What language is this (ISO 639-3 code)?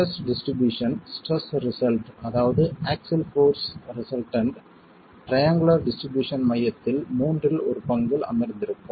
tam